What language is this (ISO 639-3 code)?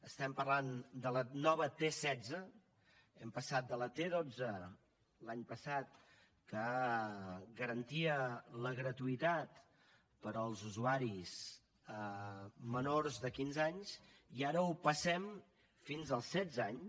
cat